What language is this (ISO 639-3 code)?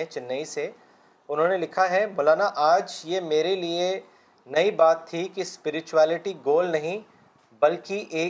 urd